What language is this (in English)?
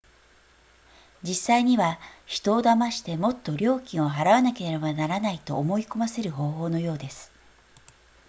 Japanese